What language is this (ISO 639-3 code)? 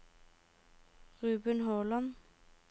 nor